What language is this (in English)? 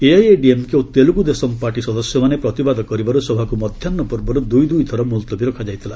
Odia